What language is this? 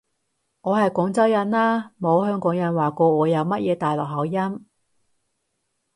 Cantonese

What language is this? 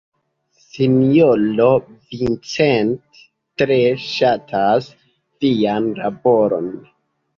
Esperanto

